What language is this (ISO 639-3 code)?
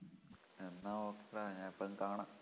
mal